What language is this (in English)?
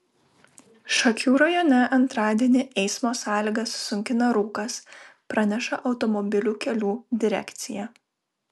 Lithuanian